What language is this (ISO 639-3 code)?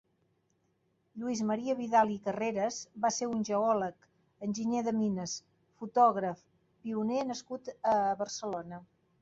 cat